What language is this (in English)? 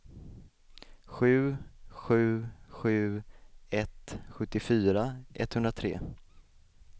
Swedish